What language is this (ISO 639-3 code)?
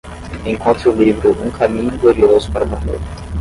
por